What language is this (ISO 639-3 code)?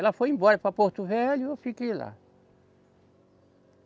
por